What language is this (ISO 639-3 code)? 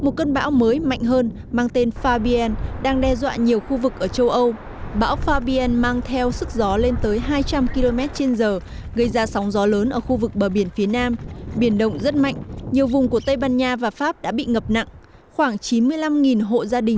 vie